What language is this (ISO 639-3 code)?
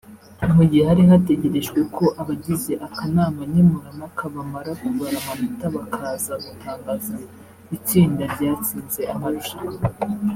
kin